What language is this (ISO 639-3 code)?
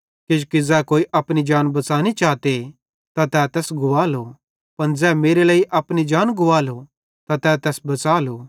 bhd